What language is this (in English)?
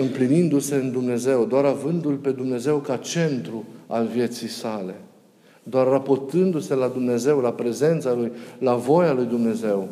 Romanian